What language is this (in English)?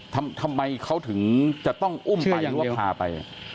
Thai